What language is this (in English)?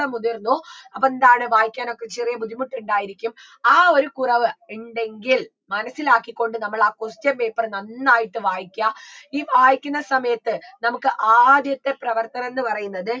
Malayalam